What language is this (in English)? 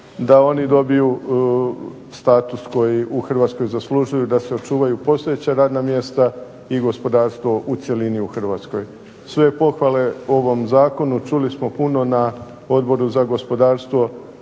Croatian